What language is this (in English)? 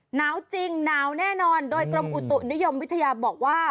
Thai